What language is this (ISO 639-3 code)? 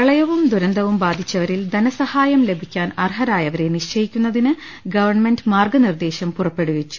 mal